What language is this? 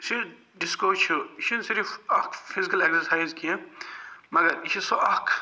Kashmiri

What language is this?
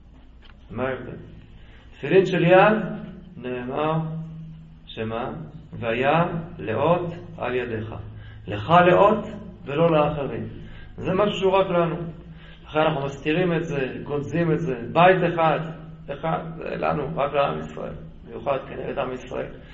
Hebrew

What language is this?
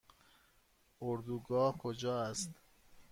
Persian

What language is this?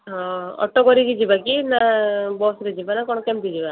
Odia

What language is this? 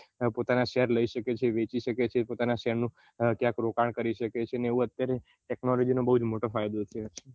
Gujarati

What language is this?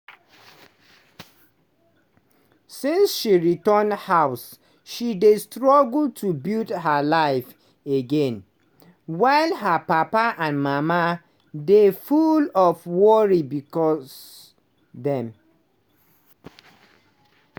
Nigerian Pidgin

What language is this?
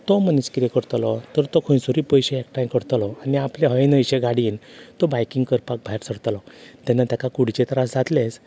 Konkani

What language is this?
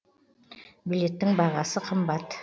Kazakh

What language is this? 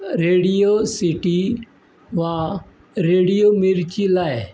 Konkani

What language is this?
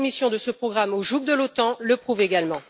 French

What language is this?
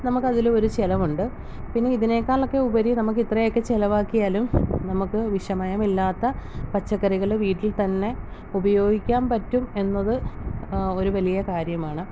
Malayalam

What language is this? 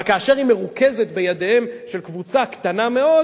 Hebrew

